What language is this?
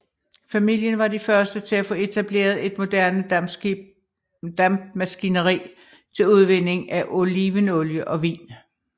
Danish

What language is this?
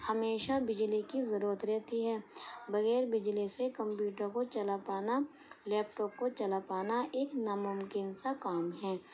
Urdu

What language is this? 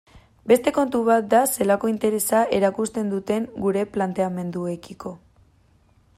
Basque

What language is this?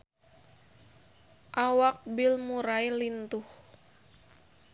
Sundanese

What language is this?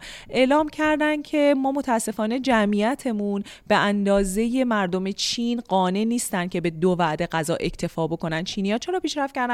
Persian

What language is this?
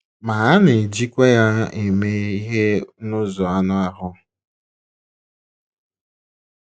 Igbo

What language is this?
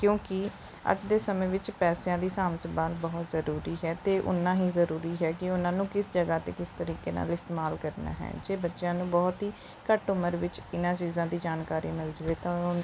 Punjabi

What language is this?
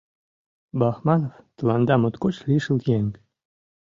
Mari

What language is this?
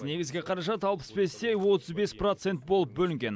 Kazakh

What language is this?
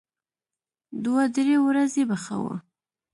Pashto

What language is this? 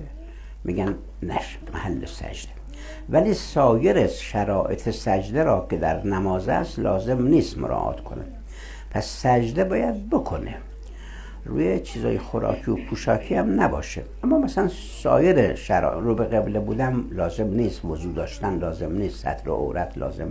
Persian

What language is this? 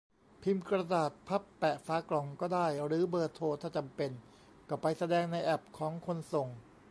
Thai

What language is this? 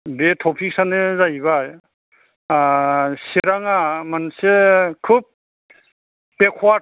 Bodo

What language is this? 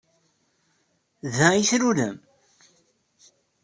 Kabyle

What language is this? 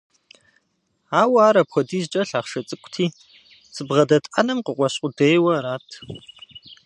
Kabardian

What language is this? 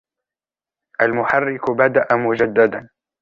Arabic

